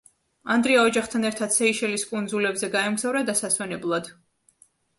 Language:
Georgian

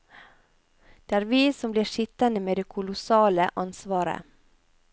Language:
Norwegian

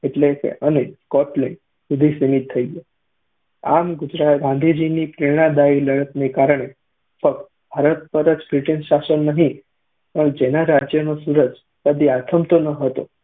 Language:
Gujarati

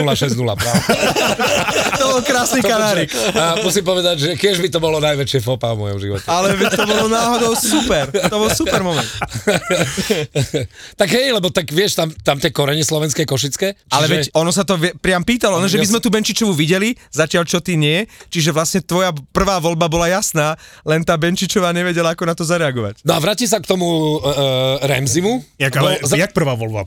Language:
Slovak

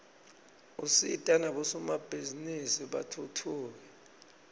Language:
Swati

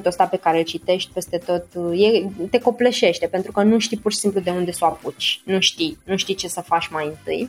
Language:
Romanian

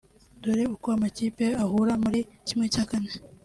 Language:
Kinyarwanda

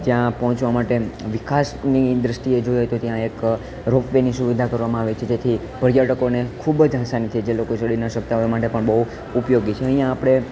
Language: Gujarati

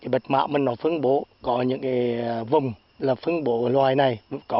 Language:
Vietnamese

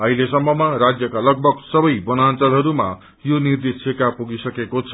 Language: Nepali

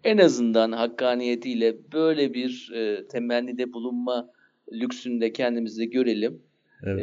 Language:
Turkish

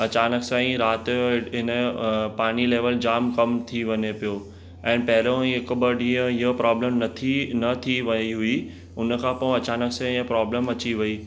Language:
Sindhi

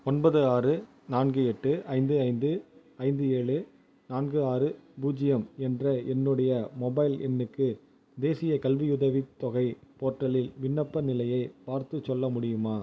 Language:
Tamil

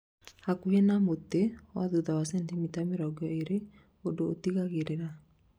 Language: Kikuyu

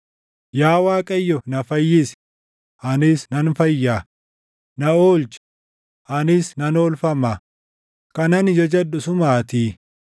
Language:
Oromo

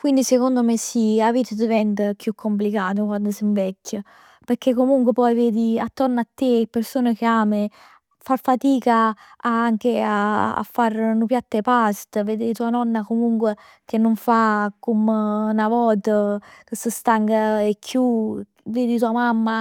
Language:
Neapolitan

